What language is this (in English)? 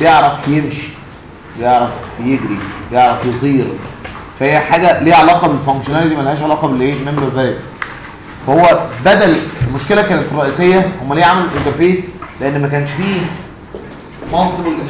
Arabic